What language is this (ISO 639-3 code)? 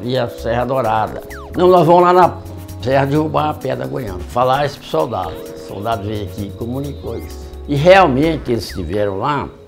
por